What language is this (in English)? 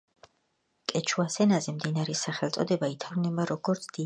Georgian